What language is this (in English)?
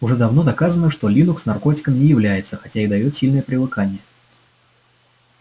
Russian